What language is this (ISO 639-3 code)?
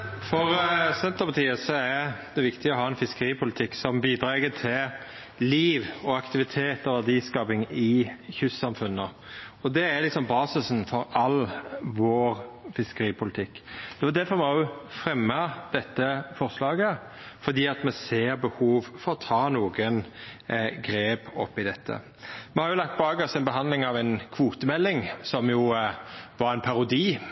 nor